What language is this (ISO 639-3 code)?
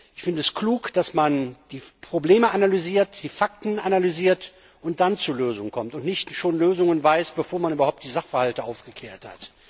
deu